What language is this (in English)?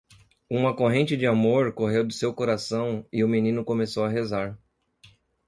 Portuguese